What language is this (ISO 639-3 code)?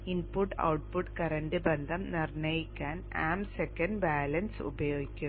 mal